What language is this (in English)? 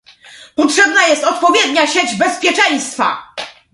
Polish